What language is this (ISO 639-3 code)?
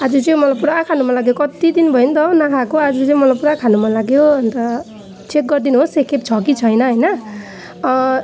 nep